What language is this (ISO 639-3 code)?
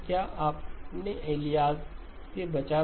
hin